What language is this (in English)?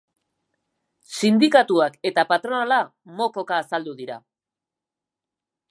Basque